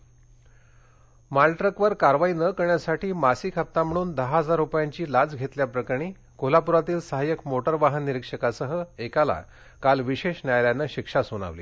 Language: Marathi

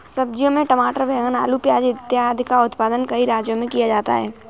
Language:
Hindi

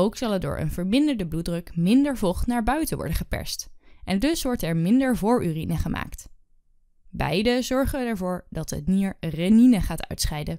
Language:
Dutch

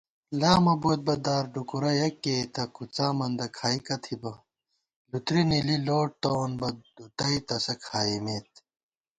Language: Gawar-Bati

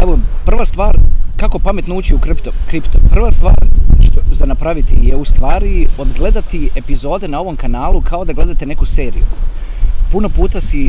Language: Croatian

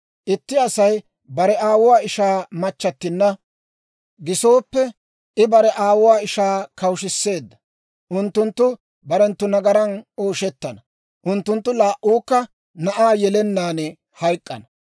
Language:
Dawro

